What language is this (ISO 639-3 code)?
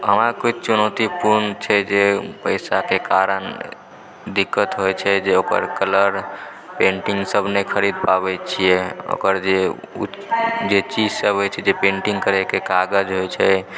mai